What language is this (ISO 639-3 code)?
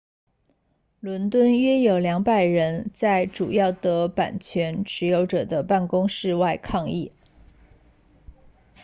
zho